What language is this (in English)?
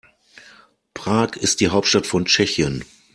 German